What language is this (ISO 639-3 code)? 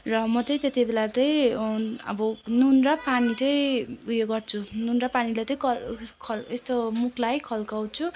nep